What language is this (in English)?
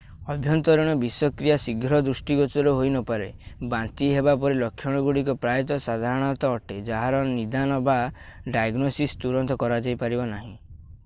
Odia